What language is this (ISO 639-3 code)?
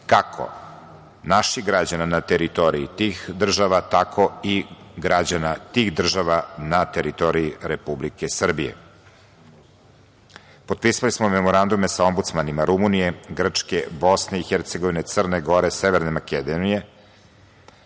srp